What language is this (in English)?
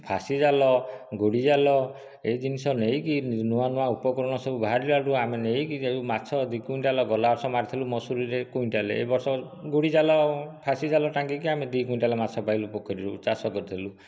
Odia